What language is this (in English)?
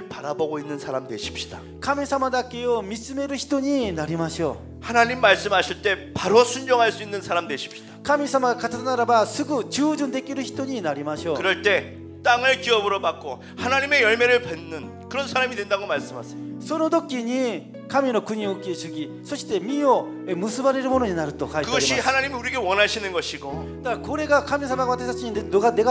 Korean